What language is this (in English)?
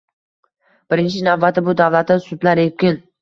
Uzbek